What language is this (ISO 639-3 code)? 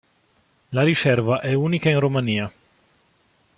ita